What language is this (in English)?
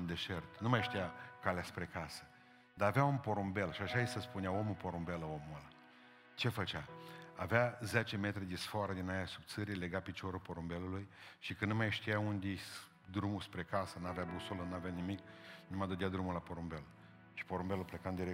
Romanian